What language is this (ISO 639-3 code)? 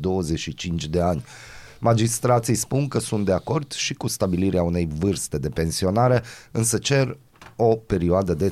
ron